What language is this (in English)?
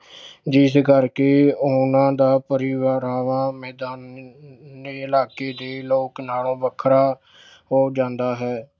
Punjabi